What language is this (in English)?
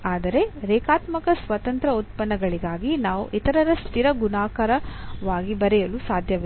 Kannada